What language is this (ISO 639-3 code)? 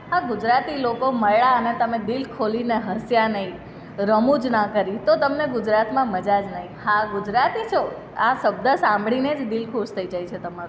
guj